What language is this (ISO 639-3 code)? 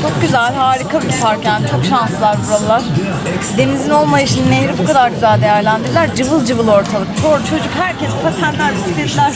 tur